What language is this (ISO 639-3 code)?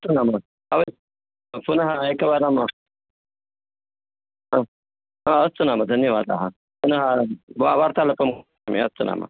san